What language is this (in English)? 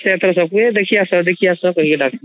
Odia